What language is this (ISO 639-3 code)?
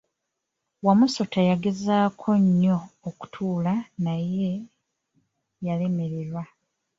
lug